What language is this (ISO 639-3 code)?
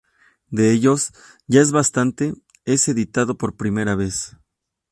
spa